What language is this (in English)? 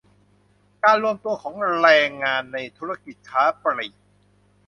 Thai